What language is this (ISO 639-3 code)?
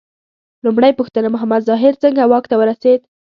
pus